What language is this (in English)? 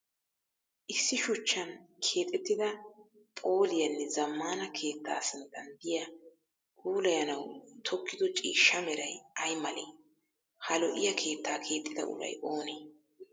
Wolaytta